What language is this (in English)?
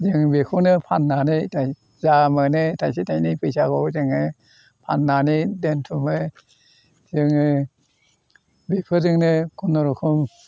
Bodo